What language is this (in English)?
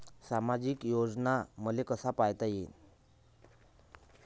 Marathi